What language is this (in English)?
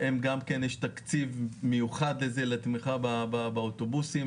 Hebrew